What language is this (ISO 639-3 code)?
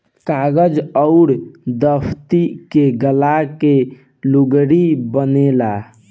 bho